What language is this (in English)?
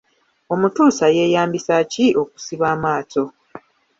Ganda